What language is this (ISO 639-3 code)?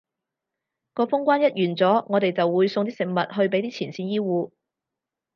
yue